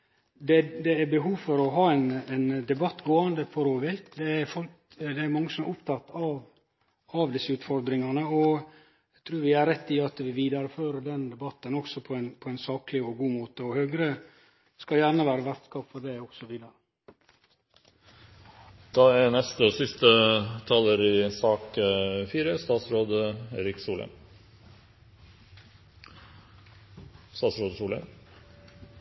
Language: Norwegian Nynorsk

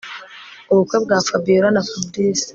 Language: Kinyarwanda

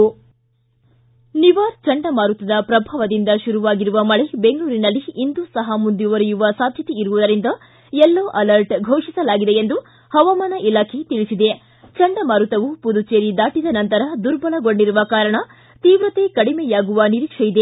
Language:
Kannada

